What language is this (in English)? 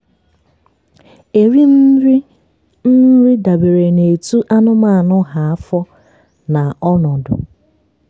Igbo